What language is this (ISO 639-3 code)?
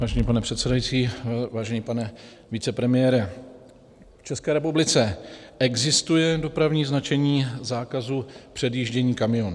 ces